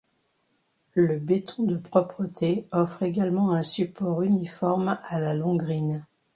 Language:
French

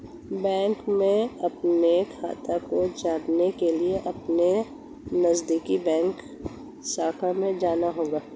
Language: Hindi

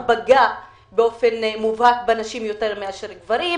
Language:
Hebrew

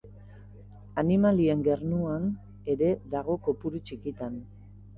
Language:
Basque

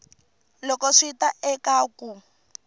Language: Tsonga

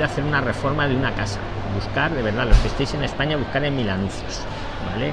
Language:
Spanish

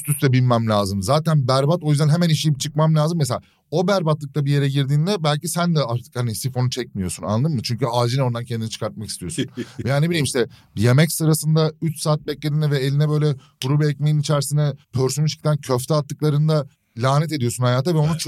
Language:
Turkish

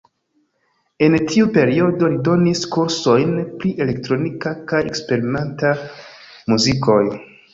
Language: Esperanto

